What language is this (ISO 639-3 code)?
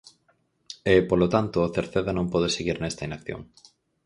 glg